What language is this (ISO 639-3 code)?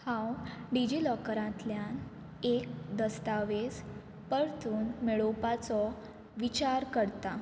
kok